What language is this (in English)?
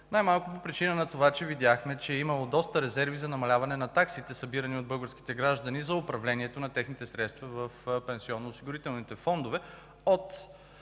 Bulgarian